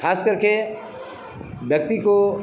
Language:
Hindi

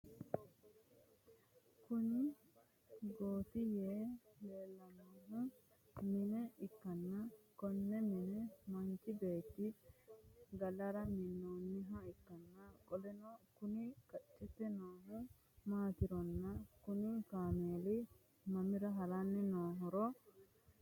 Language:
Sidamo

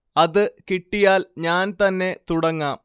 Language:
Malayalam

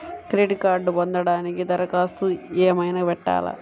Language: Telugu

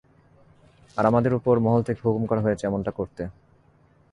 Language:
Bangla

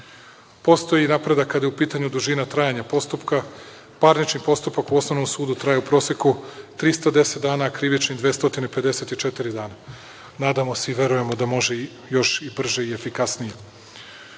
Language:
Serbian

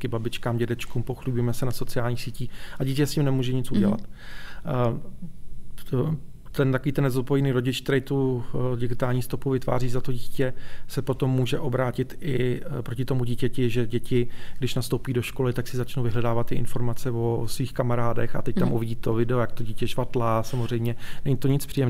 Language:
Czech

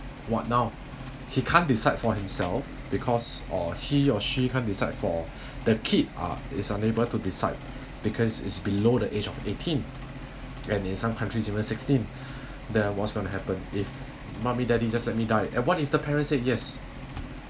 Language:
English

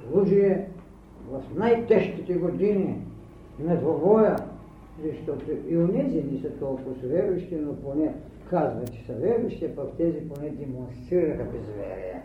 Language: Bulgarian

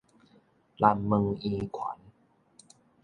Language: Min Nan Chinese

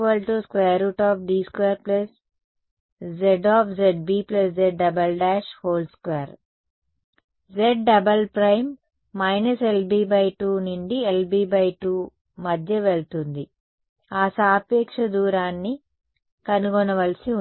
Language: Telugu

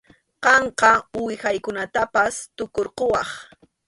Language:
Arequipa-La Unión Quechua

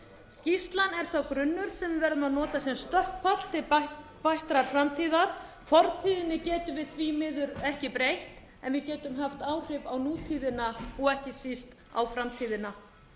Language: Icelandic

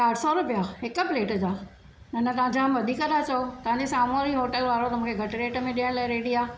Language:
Sindhi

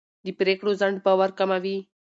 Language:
Pashto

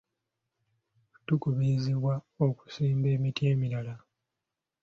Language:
Ganda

